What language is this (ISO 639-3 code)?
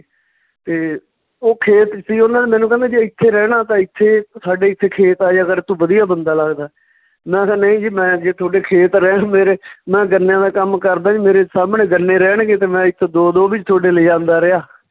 pan